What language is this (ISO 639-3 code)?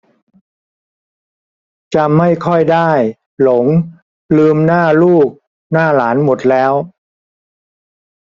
tha